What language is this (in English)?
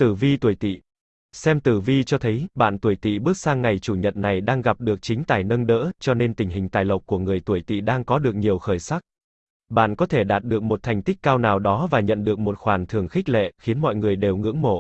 Vietnamese